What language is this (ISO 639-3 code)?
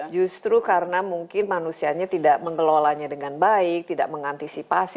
ind